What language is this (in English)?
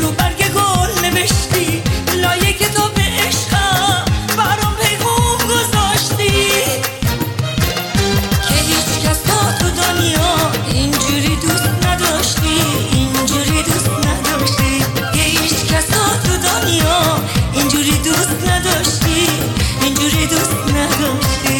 Persian